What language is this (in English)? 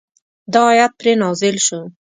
Pashto